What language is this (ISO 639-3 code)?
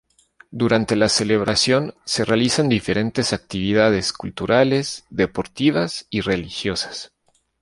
spa